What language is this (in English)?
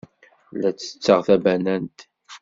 Kabyle